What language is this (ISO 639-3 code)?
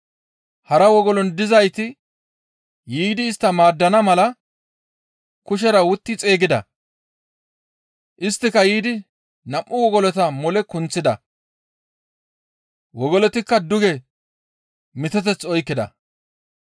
gmv